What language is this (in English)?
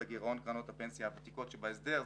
Hebrew